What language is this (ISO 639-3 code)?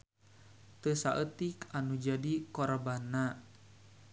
sun